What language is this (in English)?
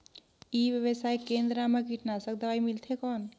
Chhattisgarhi